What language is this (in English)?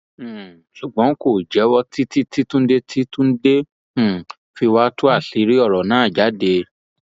Yoruba